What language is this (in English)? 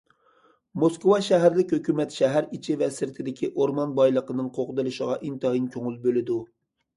Uyghur